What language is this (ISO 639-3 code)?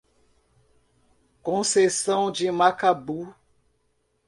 por